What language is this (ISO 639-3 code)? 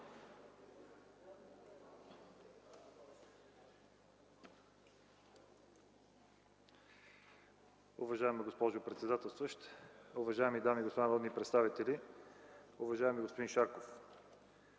bul